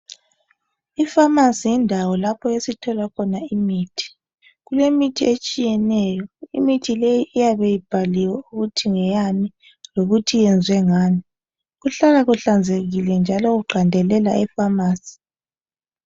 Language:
North Ndebele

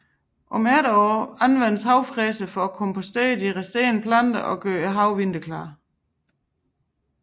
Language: Danish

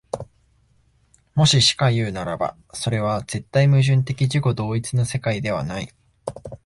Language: Japanese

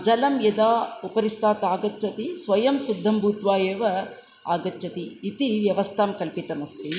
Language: Sanskrit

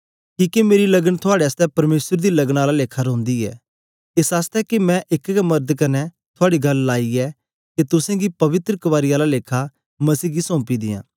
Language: Dogri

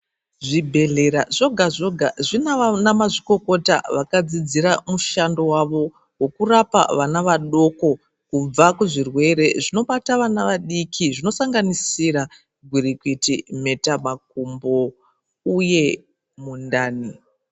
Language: Ndau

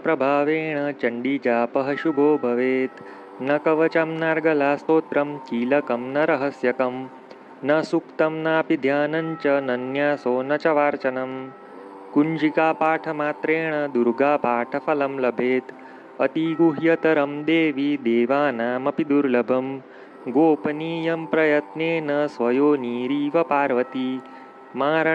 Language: Hindi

